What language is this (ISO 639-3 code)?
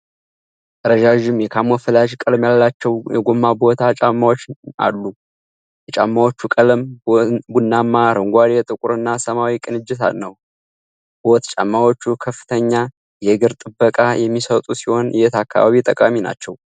amh